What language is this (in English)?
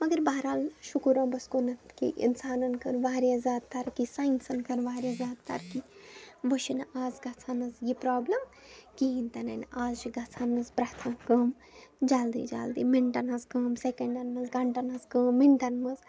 Kashmiri